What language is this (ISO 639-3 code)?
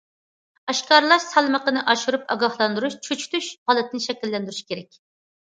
uig